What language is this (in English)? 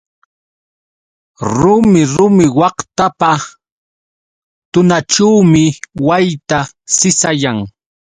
Yauyos Quechua